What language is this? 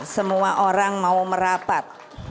Indonesian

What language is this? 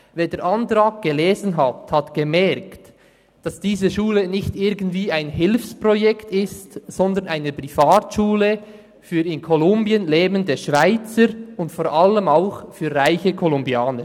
Swiss German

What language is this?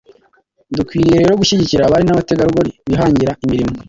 Kinyarwanda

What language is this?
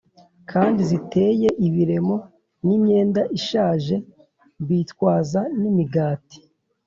Kinyarwanda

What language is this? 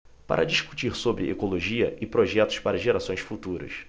Portuguese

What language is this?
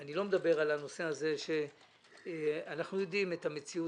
Hebrew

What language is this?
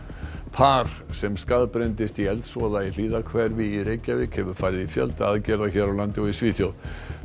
Icelandic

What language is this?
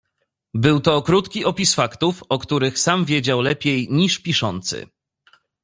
Polish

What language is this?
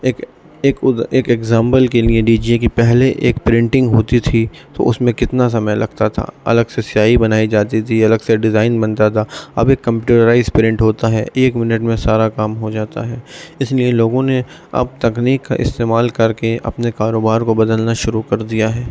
Urdu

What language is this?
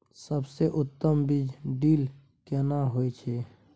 Maithili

